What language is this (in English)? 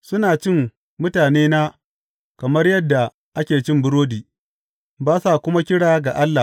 Hausa